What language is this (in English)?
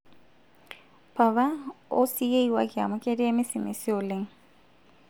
Masai